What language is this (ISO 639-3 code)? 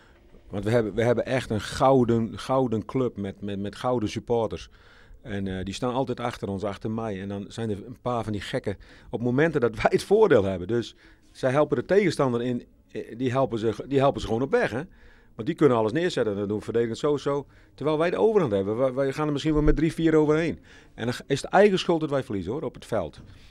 nld